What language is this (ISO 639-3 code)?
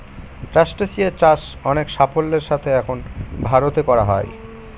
ben